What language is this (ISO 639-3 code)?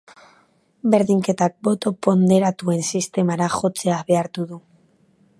eus